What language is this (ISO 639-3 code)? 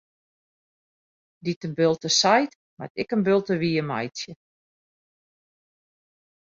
fry